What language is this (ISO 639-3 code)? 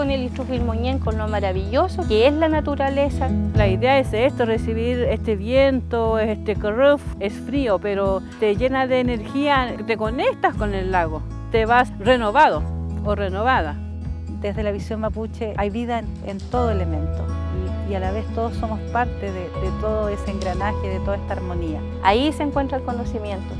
spa